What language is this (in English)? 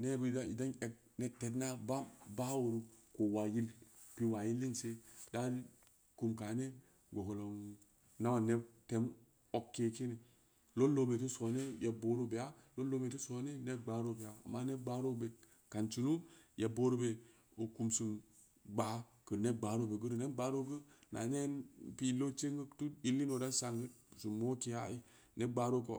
Samba Leko